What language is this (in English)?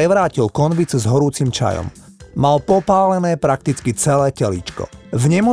Slovak